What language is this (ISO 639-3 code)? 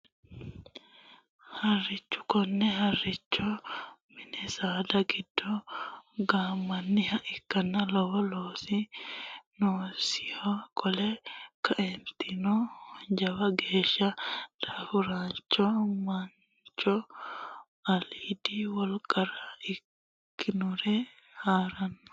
sid